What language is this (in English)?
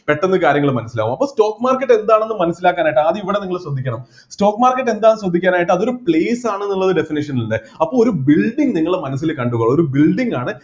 Malayalam